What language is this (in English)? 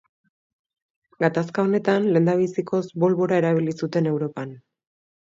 Basque